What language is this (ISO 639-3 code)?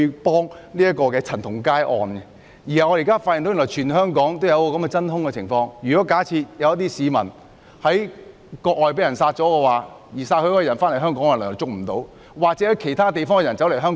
yue